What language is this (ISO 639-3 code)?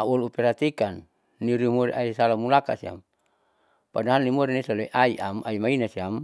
sau